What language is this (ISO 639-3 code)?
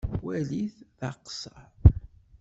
kab